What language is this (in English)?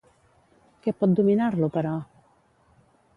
Catalan